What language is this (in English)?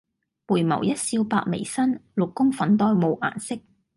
Cantonese